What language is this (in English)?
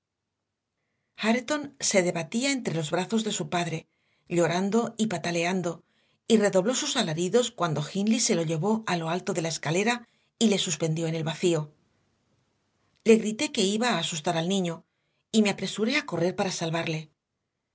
Spanish